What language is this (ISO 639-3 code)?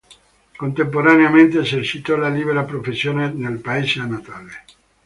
ita